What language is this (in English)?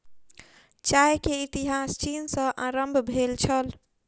Maithili